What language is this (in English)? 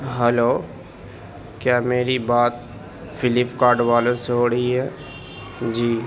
Urdu